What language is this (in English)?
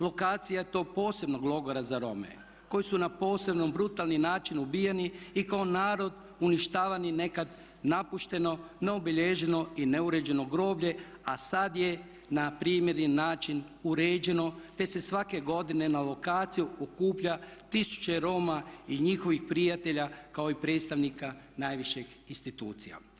Croatian